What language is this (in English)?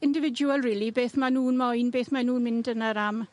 Welsh